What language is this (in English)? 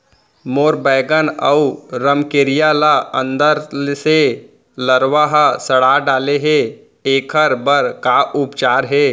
Chhattisgarhi